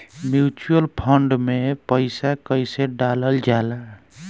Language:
Bhojpuri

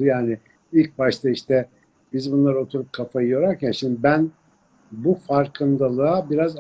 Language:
Turkish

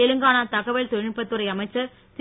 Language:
Tamil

